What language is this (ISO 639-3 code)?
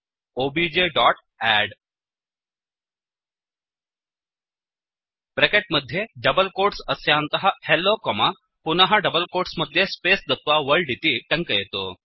san